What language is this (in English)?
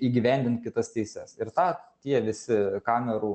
Lithuanian